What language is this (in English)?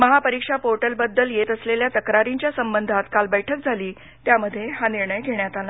Marathi